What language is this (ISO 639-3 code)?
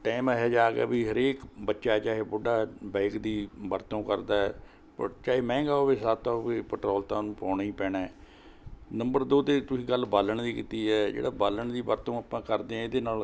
pan